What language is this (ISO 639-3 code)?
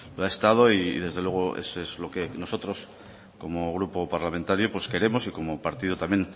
spa